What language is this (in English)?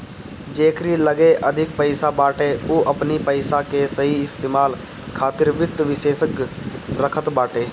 Bhojpuri